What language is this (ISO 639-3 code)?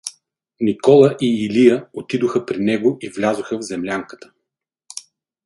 bul